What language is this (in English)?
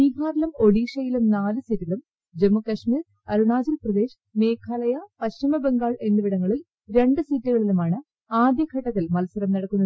Malayalam